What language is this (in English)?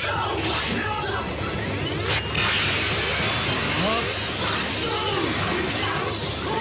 Japanese